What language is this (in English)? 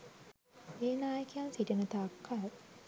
Sinhala